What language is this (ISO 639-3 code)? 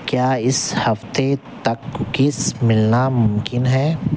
urd